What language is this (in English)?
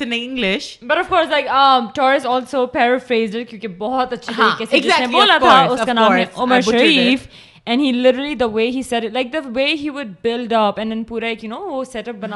Urdu